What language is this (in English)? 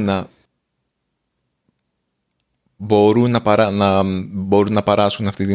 Greek